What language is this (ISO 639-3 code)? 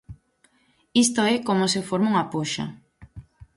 glg